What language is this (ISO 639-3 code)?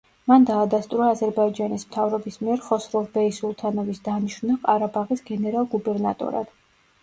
kat